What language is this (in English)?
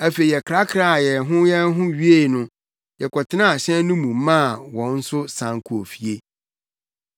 Akan